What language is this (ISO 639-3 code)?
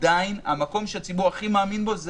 heb